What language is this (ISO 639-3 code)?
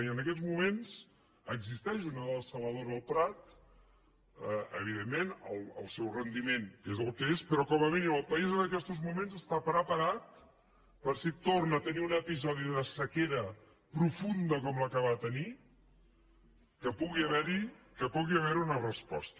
cat